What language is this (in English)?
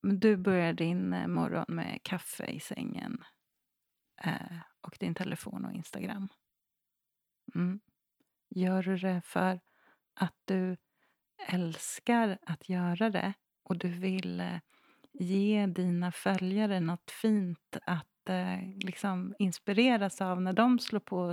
Swedish